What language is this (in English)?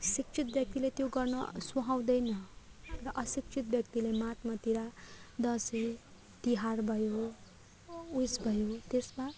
Nepali